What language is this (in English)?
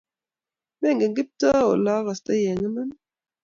Kalenjin